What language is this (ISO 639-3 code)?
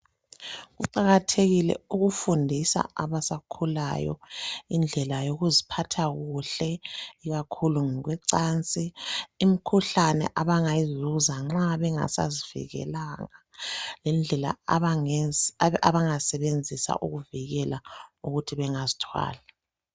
nde